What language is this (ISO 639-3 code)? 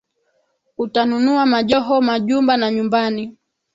swa